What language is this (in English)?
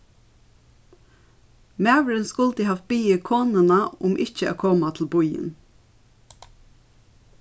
Faroese